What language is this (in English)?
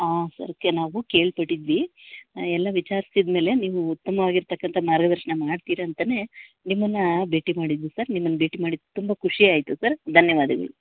Kannada